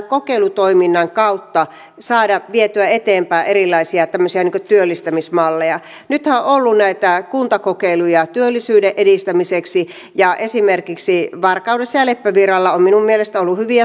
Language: Finnish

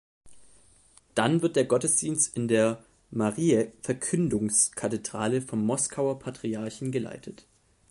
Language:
German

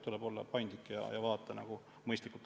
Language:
Estonian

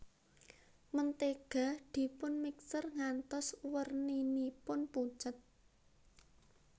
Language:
Javanese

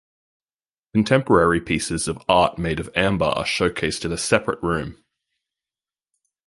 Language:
English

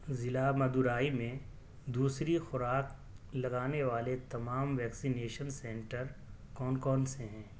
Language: Urdu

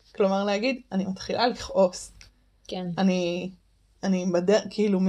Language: Hebrew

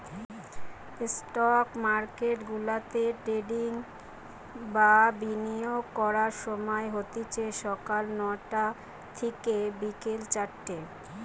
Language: Bangla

